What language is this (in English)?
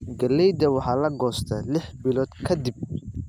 Somali